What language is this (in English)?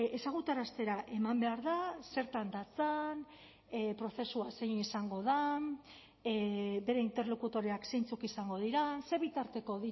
Basque